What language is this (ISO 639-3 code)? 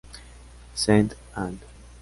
spa